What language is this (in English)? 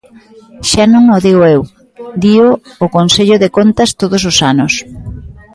Galician